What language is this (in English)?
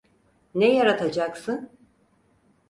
Turkish